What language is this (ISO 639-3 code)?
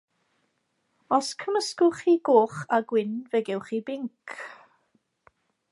cym